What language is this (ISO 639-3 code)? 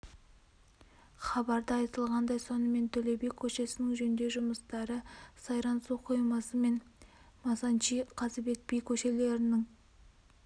kaz